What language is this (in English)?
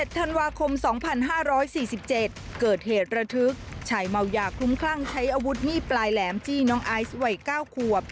Thai